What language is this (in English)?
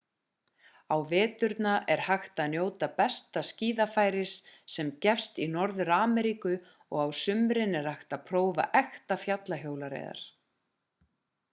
Icelandic